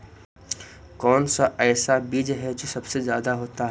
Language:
Magahi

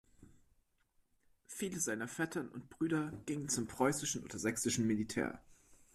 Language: German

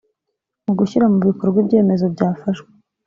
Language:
Kinyarwanda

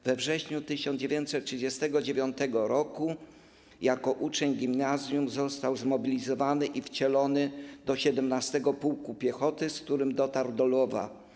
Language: Polish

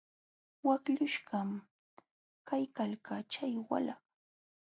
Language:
Jauja Wanca Quechua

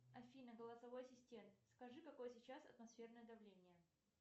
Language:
Russian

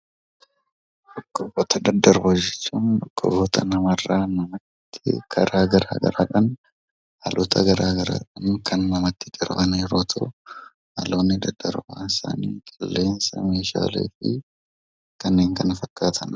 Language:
Oromo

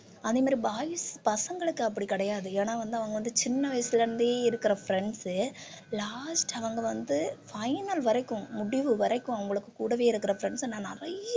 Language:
Tamil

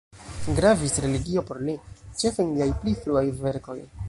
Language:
Esperanto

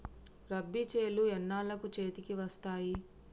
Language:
Telugu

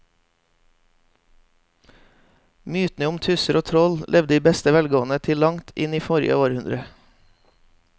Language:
Norwegian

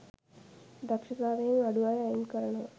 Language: Sinhala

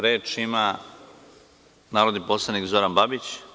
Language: Serbian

